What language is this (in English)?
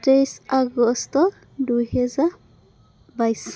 Assamese